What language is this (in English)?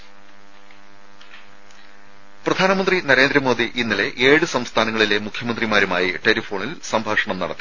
Malayalam